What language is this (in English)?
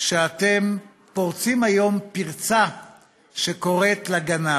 Hebrew